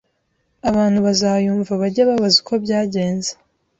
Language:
Kinyarwanda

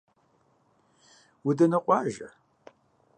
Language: Kabardian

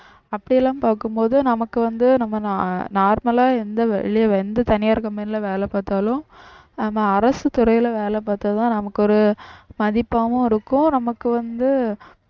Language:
Tamil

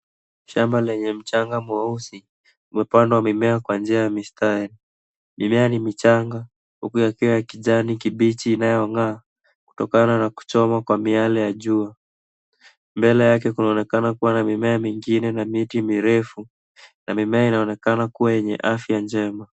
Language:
Swahili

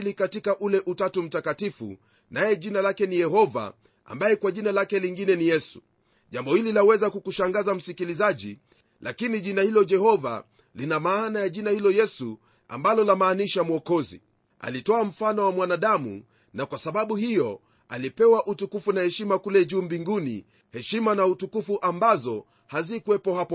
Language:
Swahili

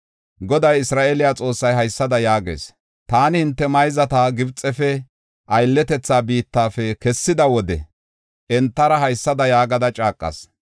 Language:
Gofa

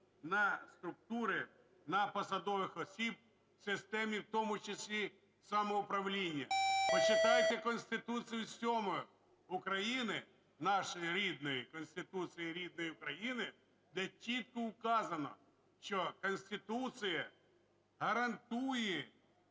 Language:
Ukrainian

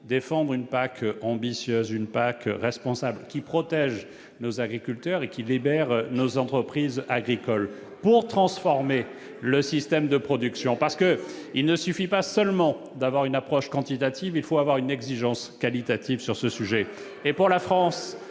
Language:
French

